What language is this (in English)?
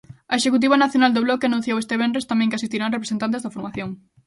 Galician